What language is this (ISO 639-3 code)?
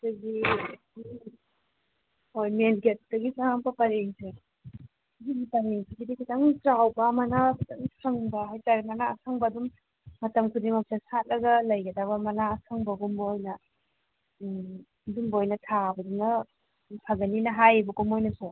mni